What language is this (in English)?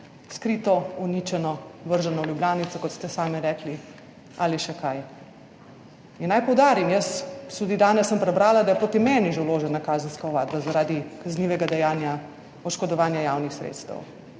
Slovenian